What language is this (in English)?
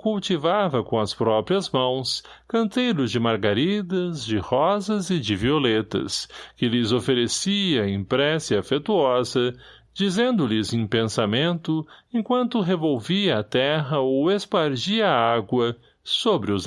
Portuguese